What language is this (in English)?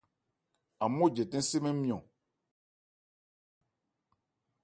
Ebrié